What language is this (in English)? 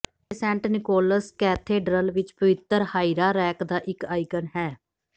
Punjabi